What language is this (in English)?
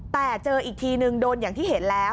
Thai